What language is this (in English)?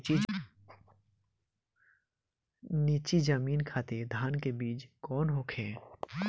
Bhojpuri